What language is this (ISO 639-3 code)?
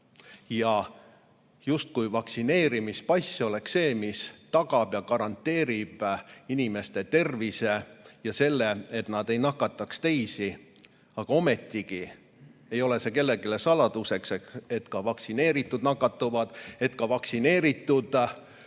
est